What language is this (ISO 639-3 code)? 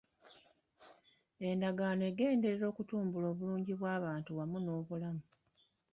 lug